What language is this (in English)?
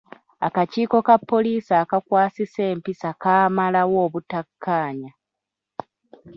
Ganda